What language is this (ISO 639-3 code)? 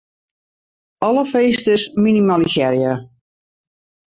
fry